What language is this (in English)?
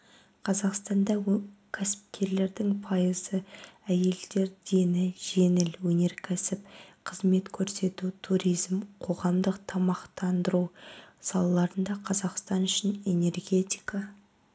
Kazakh